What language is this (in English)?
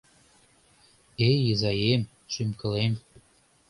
Mari